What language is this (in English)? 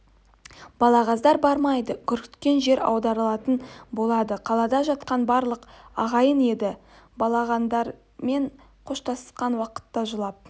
Kazakh